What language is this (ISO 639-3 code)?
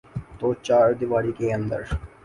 urd